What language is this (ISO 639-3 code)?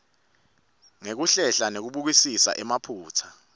ssw